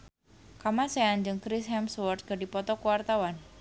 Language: Sundanese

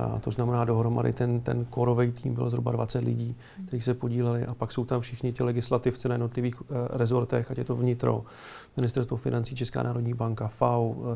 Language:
Czech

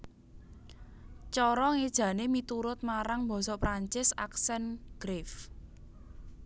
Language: Javanese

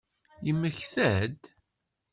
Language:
Kabyle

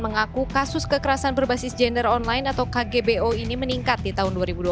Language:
Indonesian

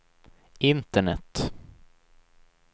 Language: Swedish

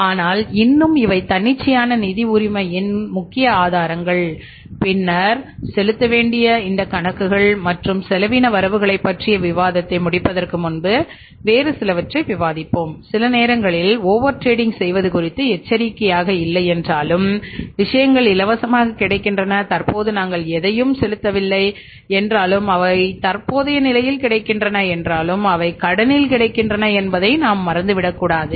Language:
Tamil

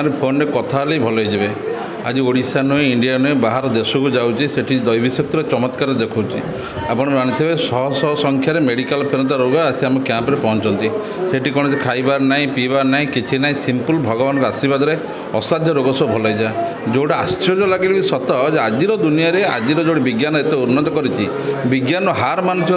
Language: Indonesian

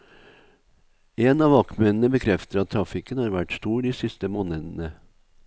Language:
Norwegian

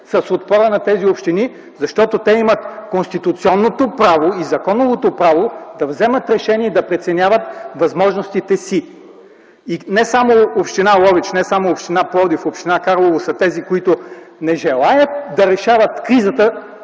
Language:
Bulgarian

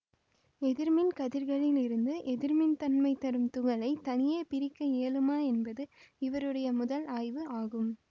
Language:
Tamil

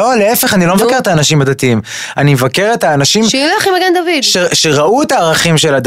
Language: Hebrew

